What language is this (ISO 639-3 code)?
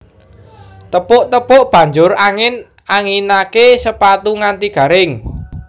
jav